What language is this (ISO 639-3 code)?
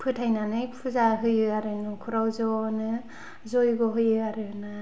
brx